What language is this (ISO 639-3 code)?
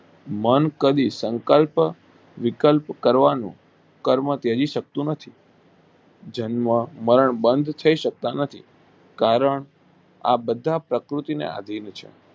guj